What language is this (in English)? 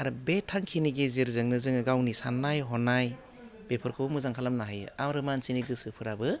Bodo